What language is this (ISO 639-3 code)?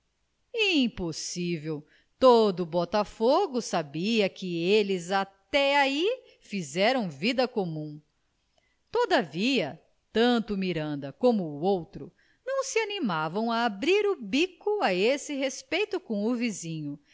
por